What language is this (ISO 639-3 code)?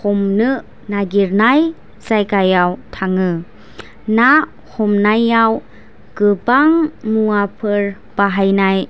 brx